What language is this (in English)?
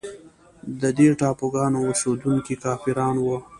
Pashto